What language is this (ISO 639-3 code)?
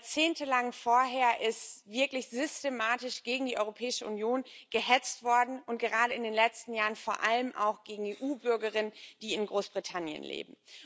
deu